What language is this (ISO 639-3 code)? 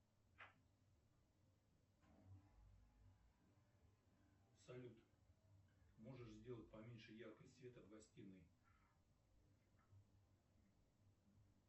rus